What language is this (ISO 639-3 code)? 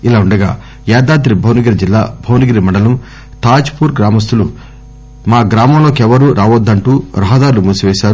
tel